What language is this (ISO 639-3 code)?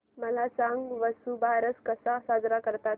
mar